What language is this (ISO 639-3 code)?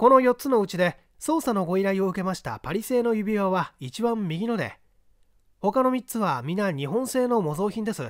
jpn